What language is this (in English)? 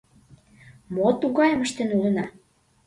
Mari